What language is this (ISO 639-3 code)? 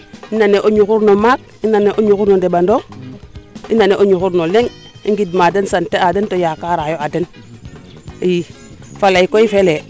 srr